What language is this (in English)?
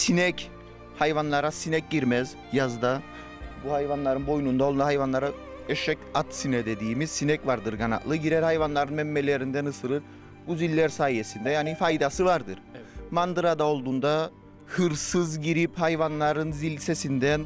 Turkish